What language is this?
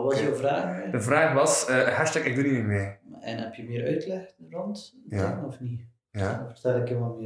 Dutch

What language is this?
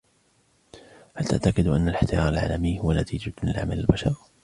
Arabic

